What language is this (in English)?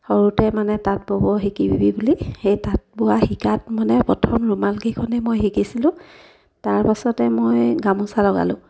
Assamese